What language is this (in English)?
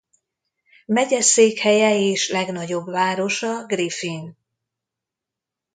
Hungarian